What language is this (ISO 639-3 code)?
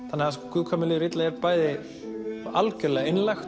isl